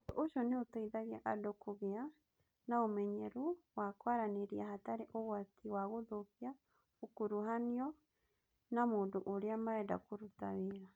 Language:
Kikuyu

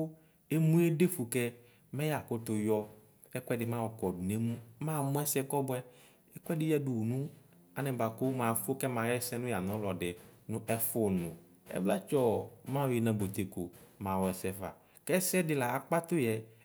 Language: Ikposo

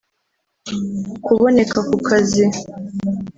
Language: Kinyarwanda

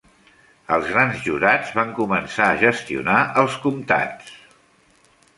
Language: Catalan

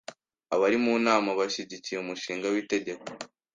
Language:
Kinyarwanda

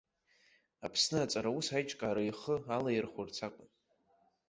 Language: Abkhazian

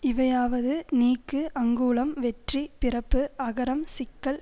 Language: Tamil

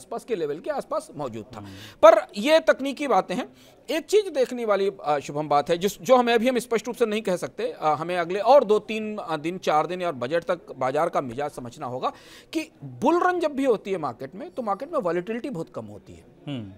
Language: Hindi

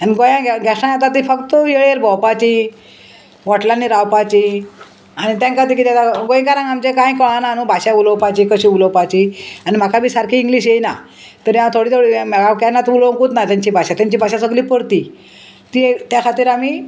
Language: Konkani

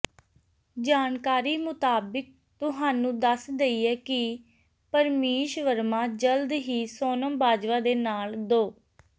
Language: Punjabi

